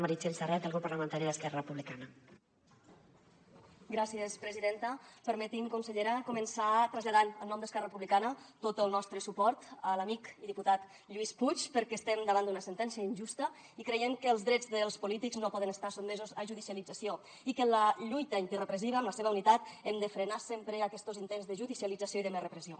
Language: Catalan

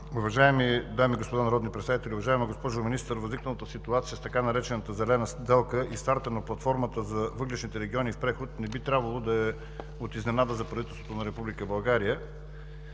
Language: Bulgarian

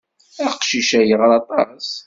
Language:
Kabyle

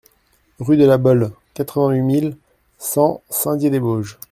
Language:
French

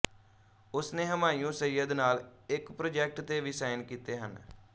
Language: Punjabi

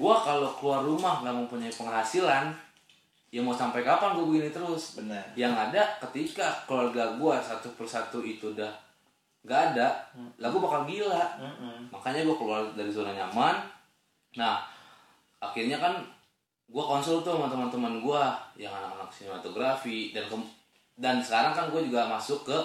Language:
Indonesian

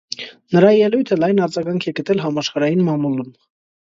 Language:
Armenian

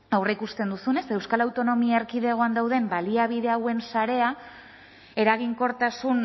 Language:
Basque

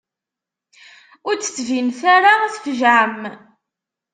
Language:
Kabyle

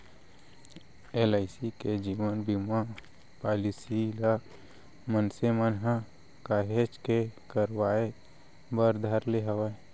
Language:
Chhattisgarhi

